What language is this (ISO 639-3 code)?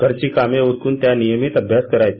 mar